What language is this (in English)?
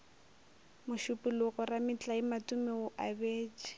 Northern Sotho